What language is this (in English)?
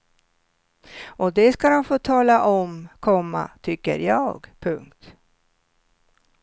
Swedish